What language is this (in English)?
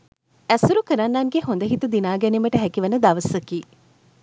Sinhala